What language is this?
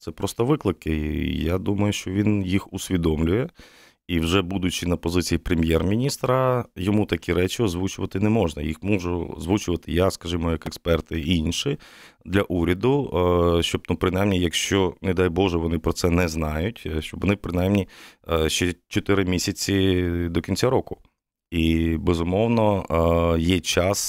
Ukrainian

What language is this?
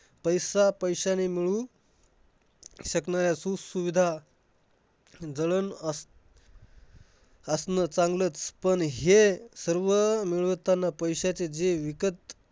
Marathi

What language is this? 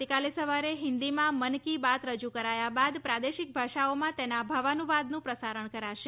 Gujarati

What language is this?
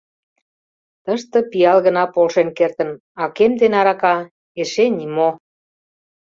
Mari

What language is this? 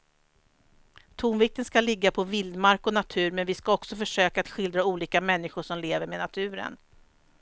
Swedish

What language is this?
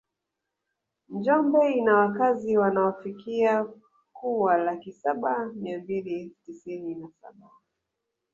Swahili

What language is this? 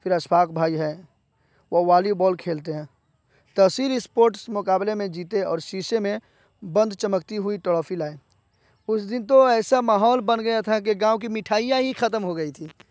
Urdu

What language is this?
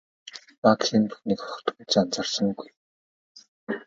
Mongolian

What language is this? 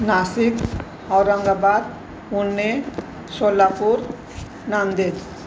Sindhi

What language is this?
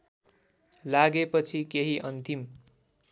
Nepali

